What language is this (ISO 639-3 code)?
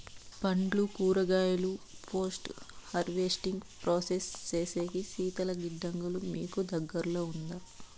tel